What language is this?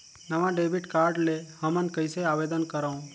Chhattisgarhi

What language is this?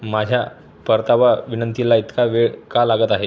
Marathi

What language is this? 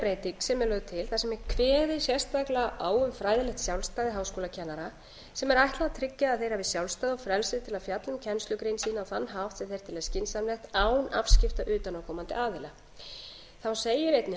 Icelandic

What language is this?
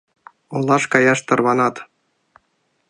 Mari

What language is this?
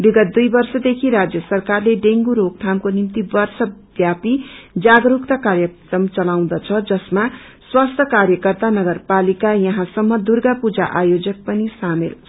Nepali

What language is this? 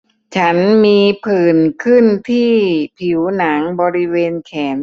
Thai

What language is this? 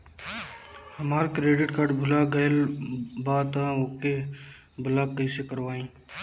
Bhojpuri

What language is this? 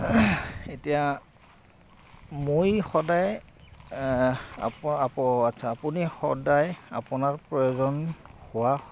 Assamese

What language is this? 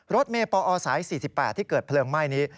Thai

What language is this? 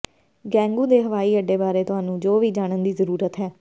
Punjabi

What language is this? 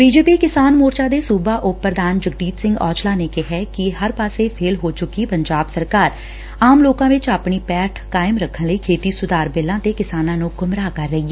Punjabi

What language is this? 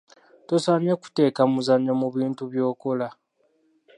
Ganda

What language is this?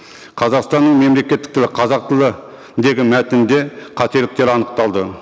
Kazakh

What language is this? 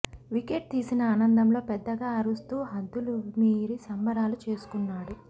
Telugu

